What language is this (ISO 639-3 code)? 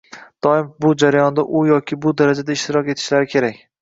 uzb